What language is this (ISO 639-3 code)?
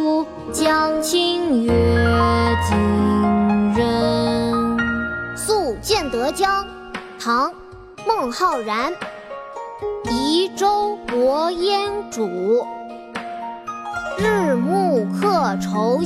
zho